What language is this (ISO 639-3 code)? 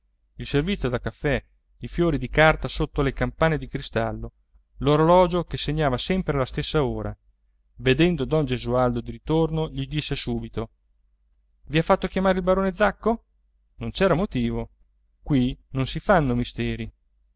ita